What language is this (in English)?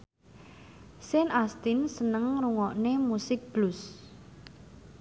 Javanese